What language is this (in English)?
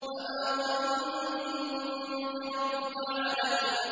Arabic